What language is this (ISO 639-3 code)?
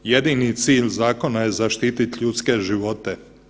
hrv